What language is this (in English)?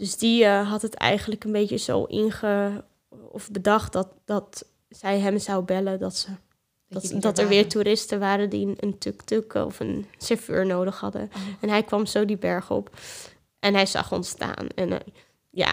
Dutch